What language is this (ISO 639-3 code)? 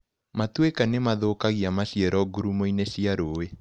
kik